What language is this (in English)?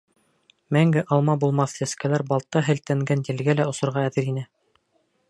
Bashkir